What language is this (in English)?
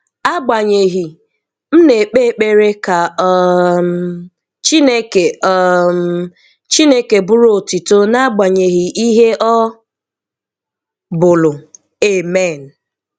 Igbo